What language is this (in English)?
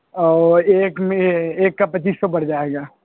Urdu